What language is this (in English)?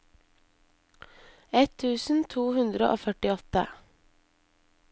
Norwegian